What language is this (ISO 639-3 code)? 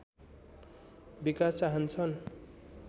nep